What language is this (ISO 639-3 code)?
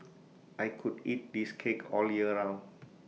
eng